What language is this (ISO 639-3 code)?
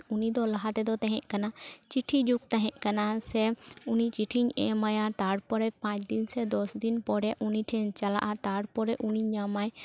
sat